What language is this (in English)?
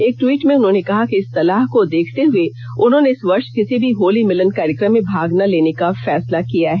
Hindi